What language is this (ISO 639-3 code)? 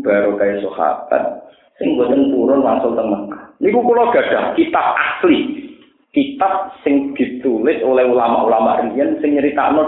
ind